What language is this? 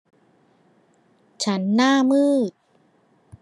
Thai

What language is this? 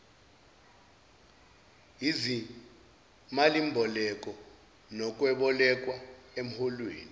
Zulu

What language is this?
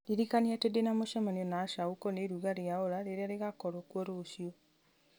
Kikuyu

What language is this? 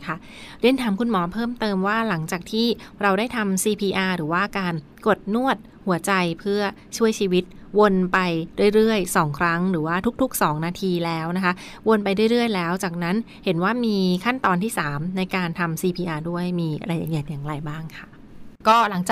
Thai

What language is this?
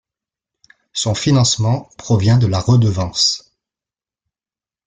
French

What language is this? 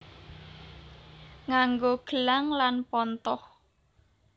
Javanese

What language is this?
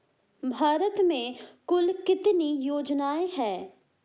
Hindi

